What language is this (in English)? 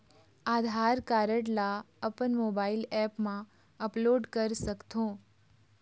Chhattisgarhi